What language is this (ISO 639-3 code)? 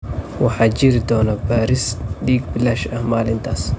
som